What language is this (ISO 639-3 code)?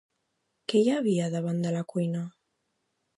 cat